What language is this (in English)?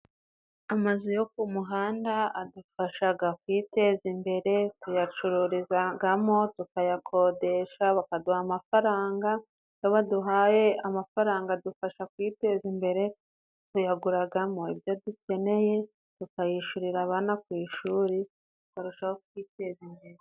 Kinyarwanda